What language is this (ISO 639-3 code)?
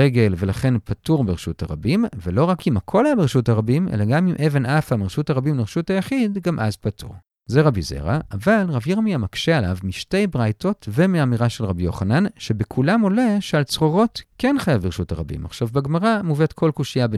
heb